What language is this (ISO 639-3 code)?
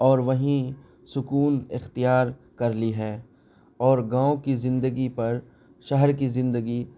urd